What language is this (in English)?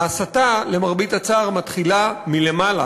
Hebrew